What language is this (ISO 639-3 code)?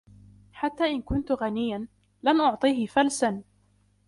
ara